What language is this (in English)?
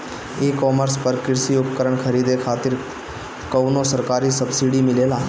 Bhojpuri